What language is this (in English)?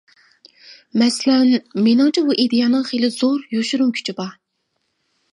Uyghur